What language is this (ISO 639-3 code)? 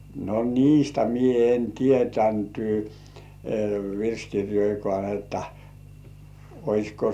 fin